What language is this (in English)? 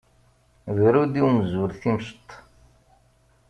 Kabyle